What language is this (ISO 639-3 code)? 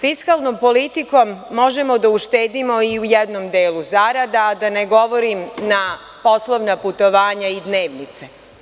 srp